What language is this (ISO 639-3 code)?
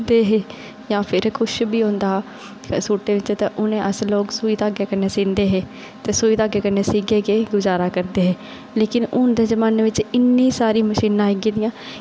doi